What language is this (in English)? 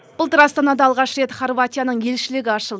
Kazakh